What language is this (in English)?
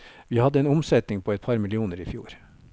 Norwegian